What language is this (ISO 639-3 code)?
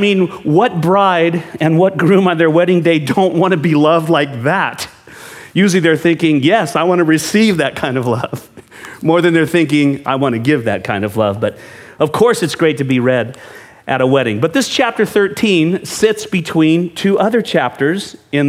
eng